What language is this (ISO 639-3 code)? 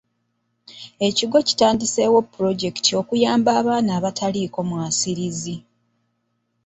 lug